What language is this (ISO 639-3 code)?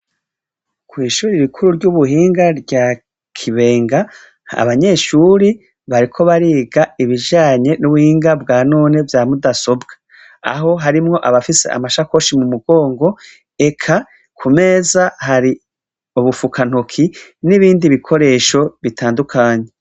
run